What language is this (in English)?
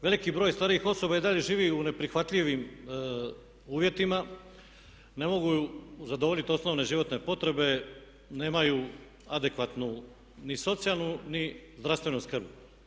Croatian